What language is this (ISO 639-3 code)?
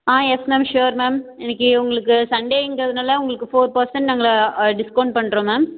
tam